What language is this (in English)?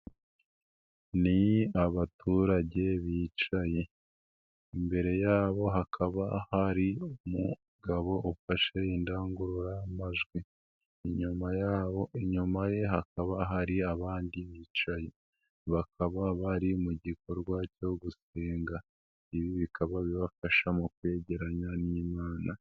Kinyarwanda